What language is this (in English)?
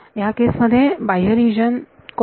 Marathi